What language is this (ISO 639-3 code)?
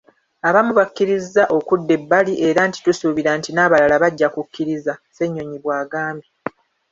lug